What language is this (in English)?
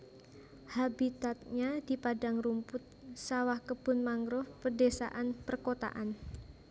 Javanese